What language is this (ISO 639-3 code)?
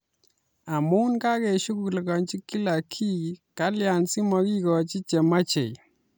kln